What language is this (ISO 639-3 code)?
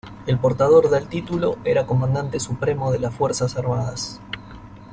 spa